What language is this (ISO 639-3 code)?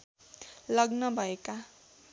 nep